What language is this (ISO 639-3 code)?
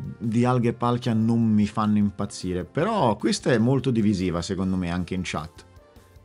ita